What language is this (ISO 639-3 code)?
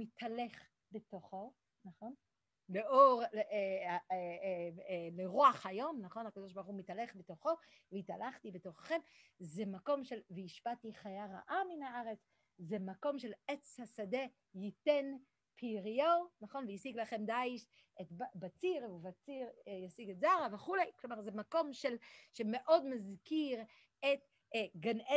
heb